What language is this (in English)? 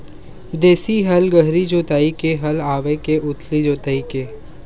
Chhattisgarhi